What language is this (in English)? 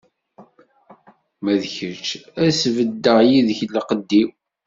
Kabyle